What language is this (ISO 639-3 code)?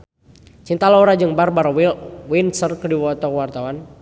sun